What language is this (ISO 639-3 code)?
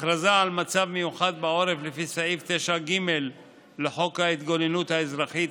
heb